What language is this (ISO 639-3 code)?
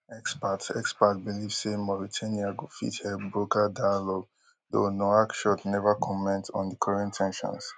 pcm